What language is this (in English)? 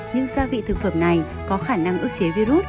Vietnamese